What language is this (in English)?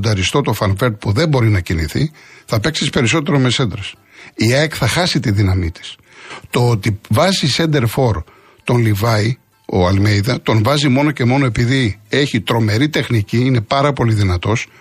Greek